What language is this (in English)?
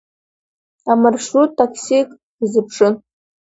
Abkhazian